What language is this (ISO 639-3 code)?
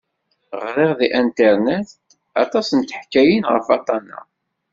kab